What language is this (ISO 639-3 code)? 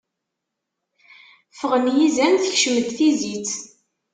kab